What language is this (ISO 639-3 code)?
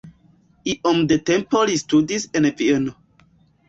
epo